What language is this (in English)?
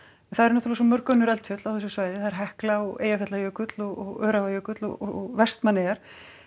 Icelandic